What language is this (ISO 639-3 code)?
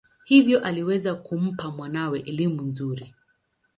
swa